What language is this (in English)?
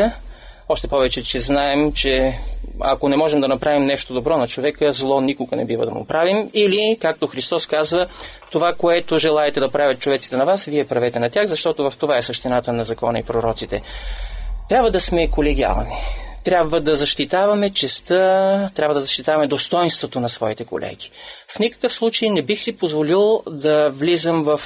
Bulgarian